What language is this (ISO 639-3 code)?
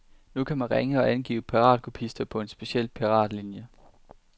dan